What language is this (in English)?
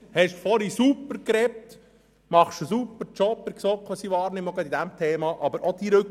Swiss German